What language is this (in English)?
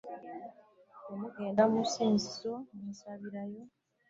Ganda